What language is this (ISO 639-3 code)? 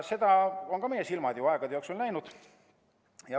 est